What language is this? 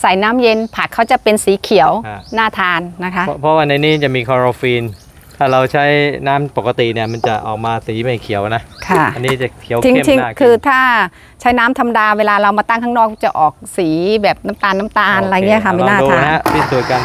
Thai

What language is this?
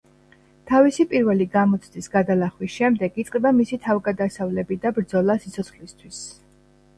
Georgian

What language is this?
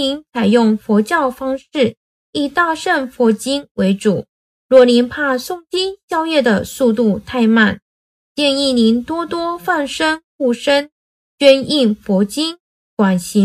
Chinese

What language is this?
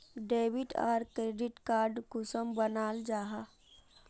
Magahi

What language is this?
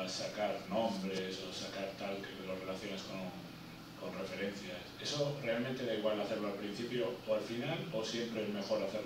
Spanish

